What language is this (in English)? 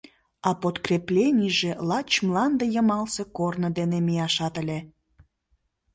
Mari